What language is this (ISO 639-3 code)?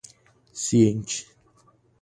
por